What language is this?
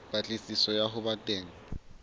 Southern Sotho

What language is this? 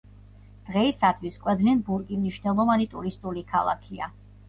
Georgian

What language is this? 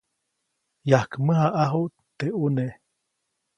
Copainalá Zoque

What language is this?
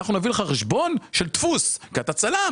Hebrew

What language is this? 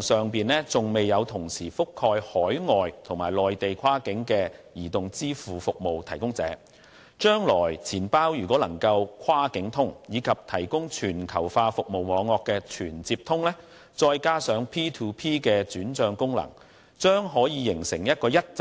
Cantonese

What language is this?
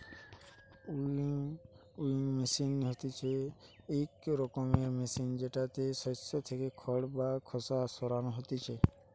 Bangla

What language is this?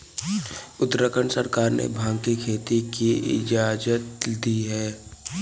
Hindi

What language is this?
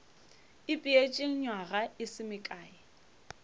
Northern Sotho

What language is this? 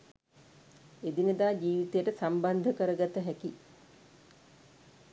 Sinhala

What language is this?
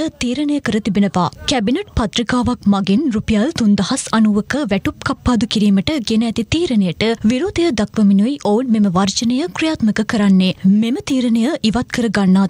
Indonesian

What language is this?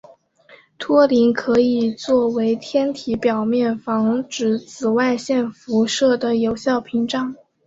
Chinese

